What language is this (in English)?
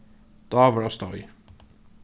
Faroese